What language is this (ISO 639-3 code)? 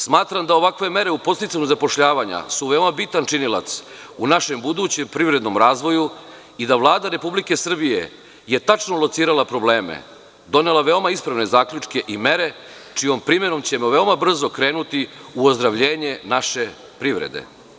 srp